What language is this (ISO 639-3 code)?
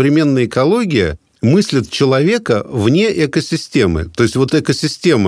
rus